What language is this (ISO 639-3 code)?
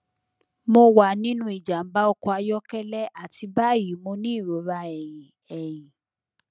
yor